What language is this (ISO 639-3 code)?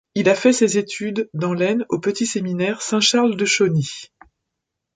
fra